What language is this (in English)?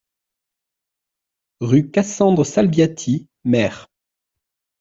French